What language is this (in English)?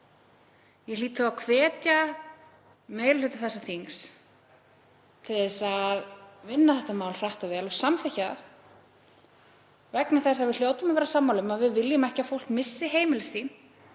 Icelandic